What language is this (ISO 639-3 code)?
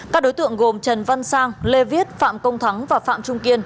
vie